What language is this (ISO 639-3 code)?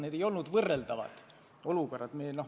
est